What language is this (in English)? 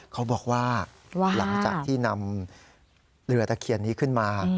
Thai